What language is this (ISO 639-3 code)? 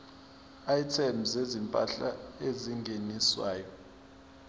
zul